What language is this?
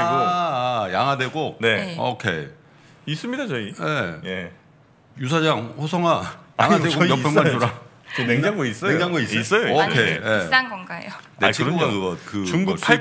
Korean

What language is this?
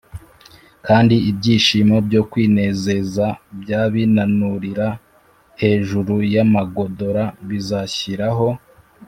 Kinyarwanda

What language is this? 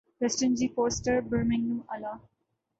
Urdu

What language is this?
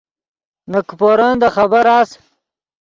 Yidgha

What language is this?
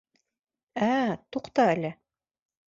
Bashkir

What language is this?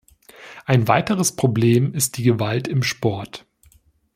German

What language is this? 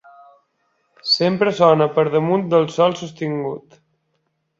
Catalan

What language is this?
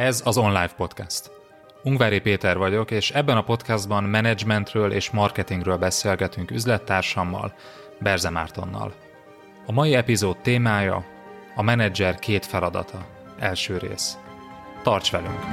Hungarian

